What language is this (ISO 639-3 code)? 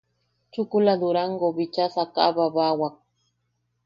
yaq